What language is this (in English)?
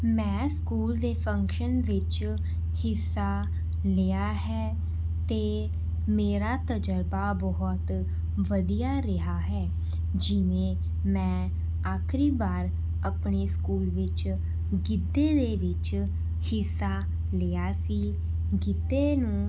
Punjabi